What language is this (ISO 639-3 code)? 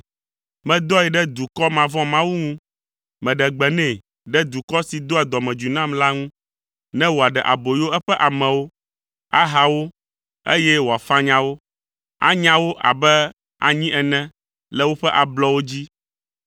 ewe